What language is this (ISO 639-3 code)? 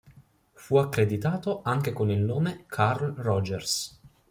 ita